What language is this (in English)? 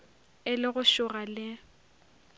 Northern Sotho